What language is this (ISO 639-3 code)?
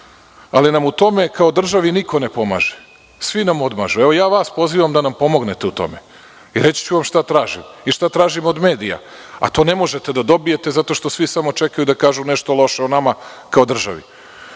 srp